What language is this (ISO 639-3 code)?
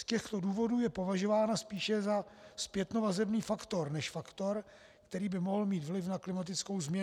ces